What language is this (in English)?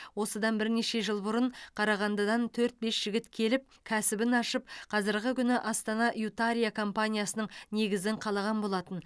Kazakh